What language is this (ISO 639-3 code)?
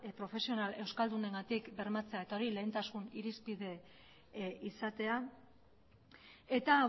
eus